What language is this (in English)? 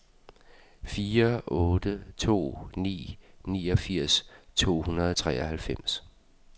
Danish